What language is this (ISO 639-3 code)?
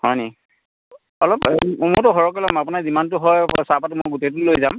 asm